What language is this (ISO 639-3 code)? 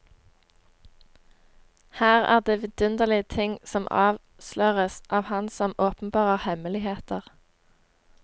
nor